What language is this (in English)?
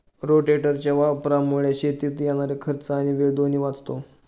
Marathi